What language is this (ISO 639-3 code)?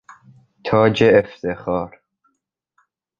fas